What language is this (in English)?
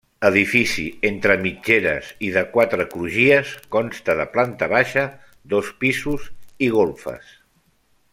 Catalan